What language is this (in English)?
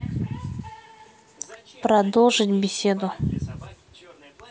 Russian